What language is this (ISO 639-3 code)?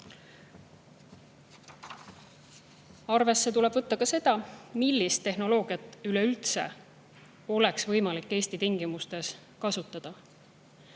est